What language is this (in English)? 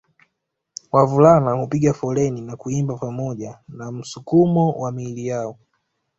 Swahili